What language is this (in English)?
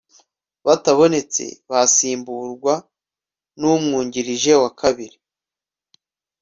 Kinyarwanda